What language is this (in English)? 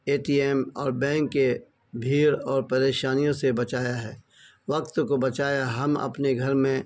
Urdu